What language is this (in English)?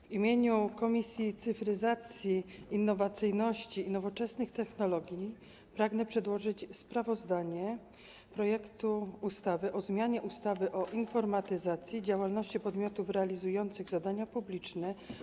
Polish